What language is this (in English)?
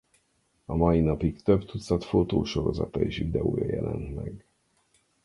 Hungarian